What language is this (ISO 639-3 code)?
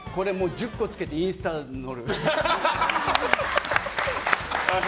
jpn